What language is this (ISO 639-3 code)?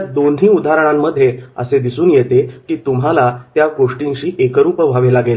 mar